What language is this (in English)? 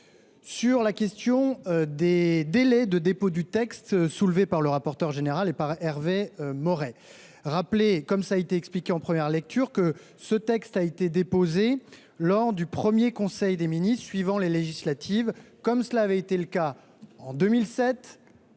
French